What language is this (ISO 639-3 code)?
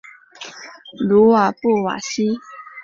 zho